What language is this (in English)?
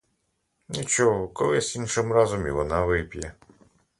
Ukrainian